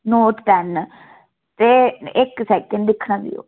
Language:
Dogri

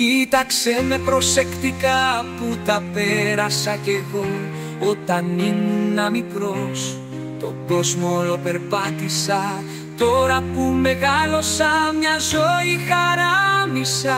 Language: Greek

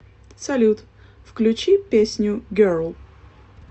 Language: Russian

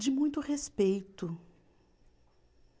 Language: Portuguese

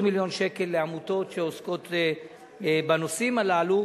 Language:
Hebrew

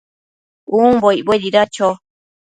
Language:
Matsés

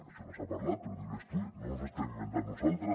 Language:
Catalan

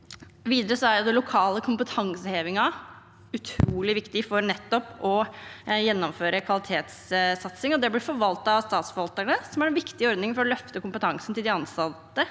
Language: Norwegian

